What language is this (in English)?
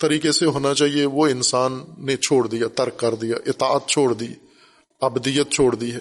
Urdu